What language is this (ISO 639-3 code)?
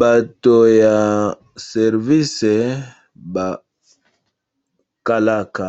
lin